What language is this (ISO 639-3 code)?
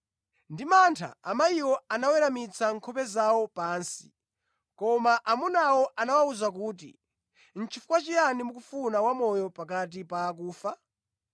nya